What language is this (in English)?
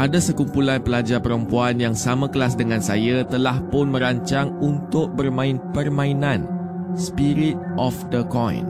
Malay